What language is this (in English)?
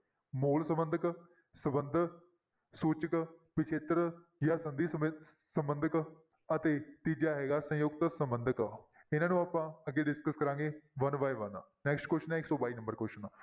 Punjabi